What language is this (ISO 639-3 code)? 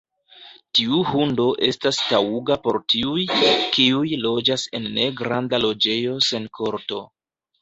epo